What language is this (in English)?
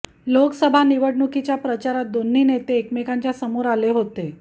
Marathi